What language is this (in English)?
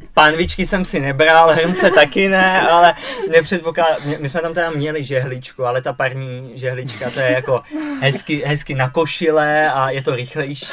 Czech